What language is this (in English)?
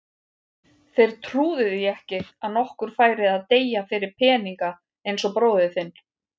Icelandic